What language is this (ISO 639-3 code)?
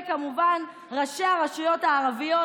heb